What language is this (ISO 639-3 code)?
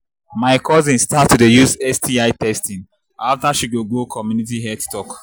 pcm